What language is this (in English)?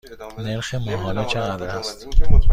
Persian